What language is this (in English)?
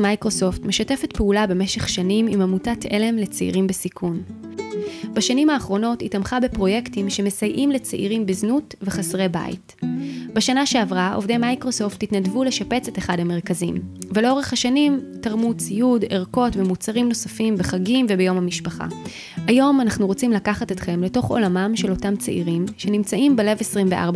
Hebrew